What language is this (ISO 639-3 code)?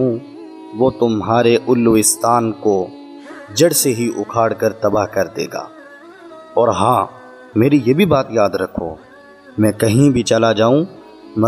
hin